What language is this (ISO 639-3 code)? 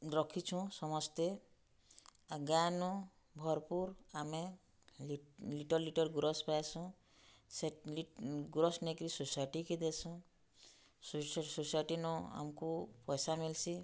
ori